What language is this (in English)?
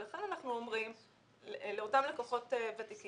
Hebrew